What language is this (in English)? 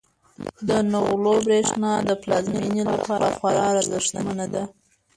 Pashto